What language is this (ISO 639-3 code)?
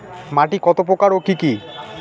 ben